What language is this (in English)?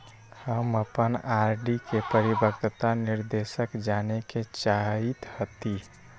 Magahi